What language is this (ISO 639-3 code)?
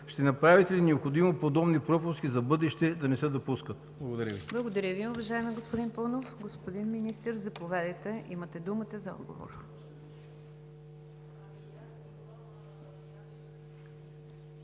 bul